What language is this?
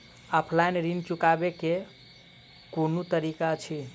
Maithili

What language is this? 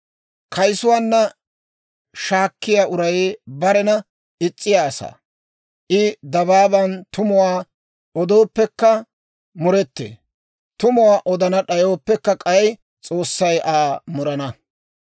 Dawro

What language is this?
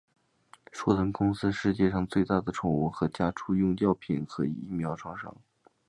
Chinese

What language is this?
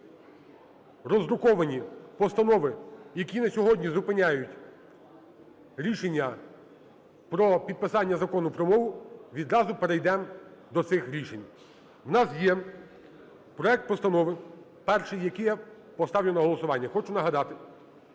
Ukrainian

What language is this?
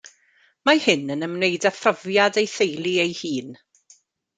Welsh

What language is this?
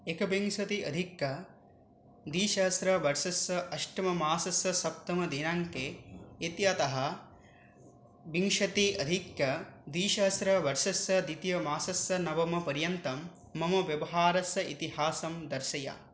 Sanskrit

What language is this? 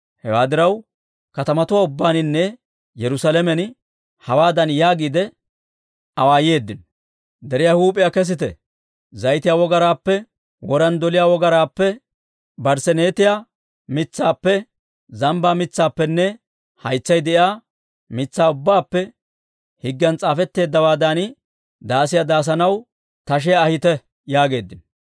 Dawro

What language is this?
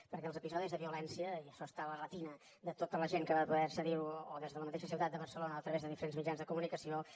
Catalan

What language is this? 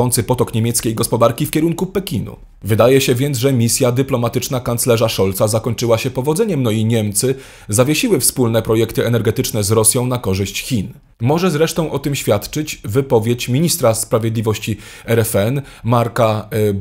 Polish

